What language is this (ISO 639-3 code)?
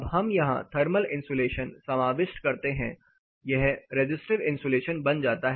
hin